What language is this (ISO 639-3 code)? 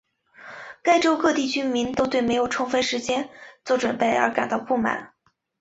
zho